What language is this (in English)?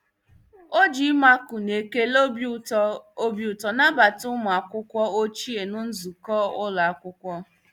Igbo